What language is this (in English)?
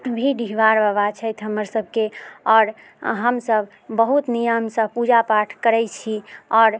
Maithili